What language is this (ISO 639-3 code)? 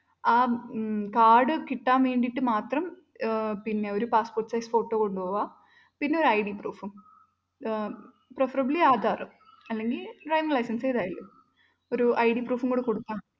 mal